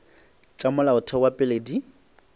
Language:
Northern Sotho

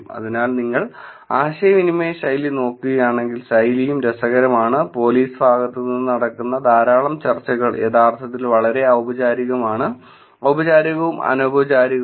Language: Malayalam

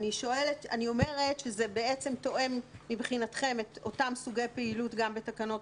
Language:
Hebrew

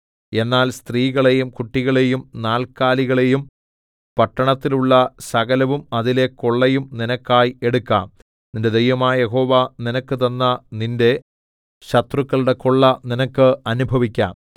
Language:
Malayalam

